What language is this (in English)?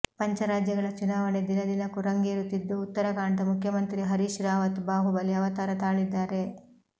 Kannada